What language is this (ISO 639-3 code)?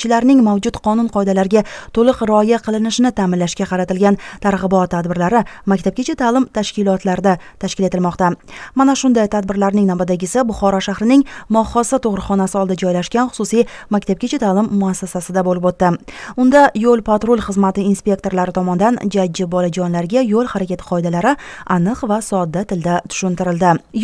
rus